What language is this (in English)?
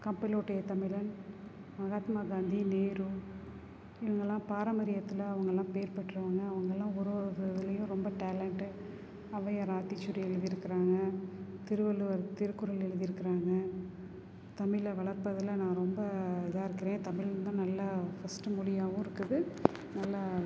Tamil